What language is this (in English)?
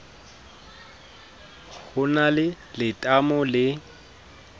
Southern Sotho